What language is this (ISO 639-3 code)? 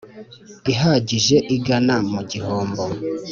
kin